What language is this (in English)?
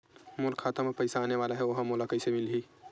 Chhattisgarhi